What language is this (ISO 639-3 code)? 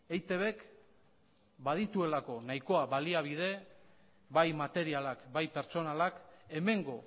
eus